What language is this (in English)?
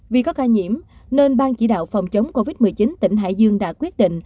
Vietnamese